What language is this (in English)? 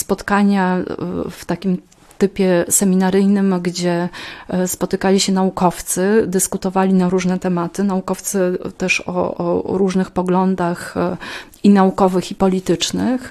Polish